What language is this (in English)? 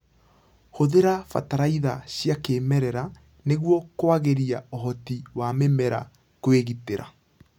Kikuyu